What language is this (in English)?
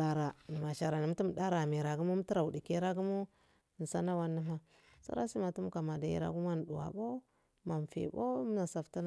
Afade